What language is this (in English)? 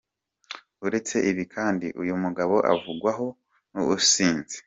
Kinyarwanda